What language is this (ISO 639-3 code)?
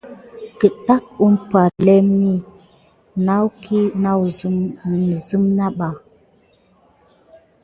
gid